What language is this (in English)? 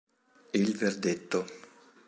Italian